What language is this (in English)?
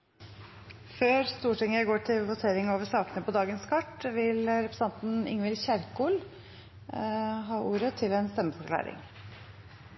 Norwegian Nynorsk